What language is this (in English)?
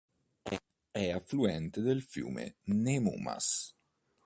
Italian